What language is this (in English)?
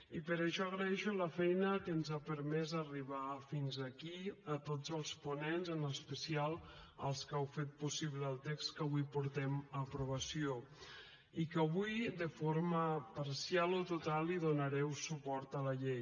Catalan